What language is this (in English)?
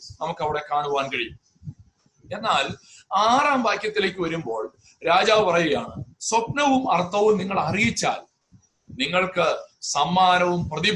Malayalam